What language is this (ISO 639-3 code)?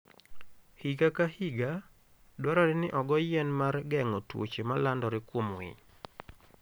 luo